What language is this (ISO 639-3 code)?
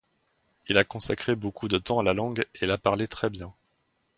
fra